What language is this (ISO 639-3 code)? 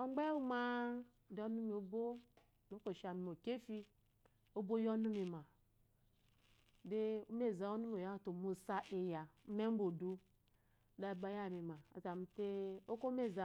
afo